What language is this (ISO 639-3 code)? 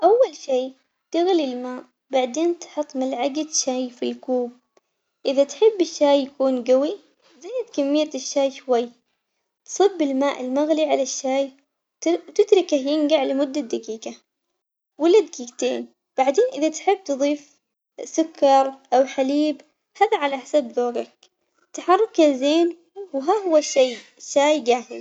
acx